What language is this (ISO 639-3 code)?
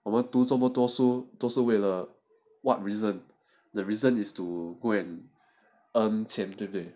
eng